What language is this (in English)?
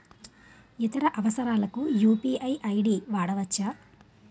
Telugu